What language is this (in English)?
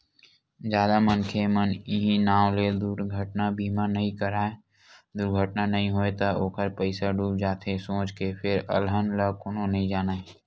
Chhattisgarhi